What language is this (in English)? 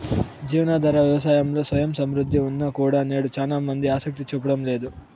Telugu